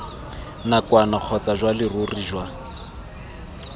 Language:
Tswana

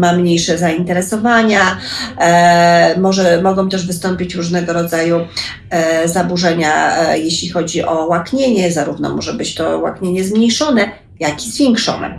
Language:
Polish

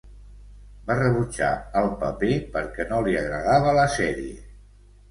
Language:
Catalan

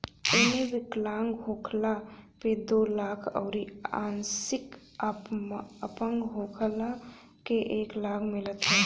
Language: Bhojpuri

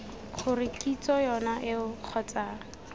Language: Tswana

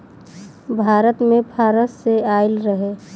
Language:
Bhojpuri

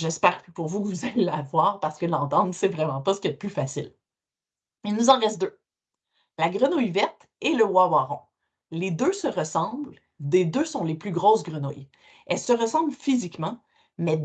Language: French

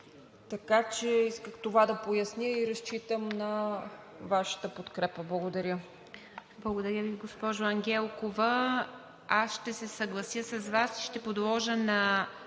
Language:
Bulgarian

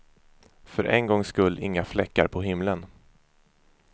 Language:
Swedish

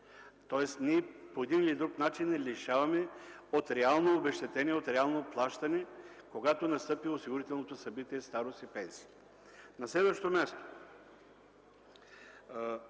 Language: Bulgarian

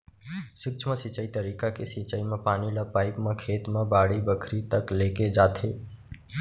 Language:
Chhattisgarhi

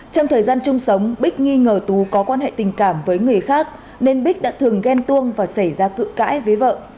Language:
Vietnamese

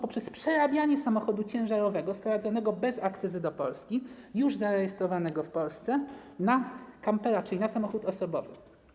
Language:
Polish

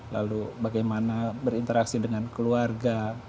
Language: Indonesian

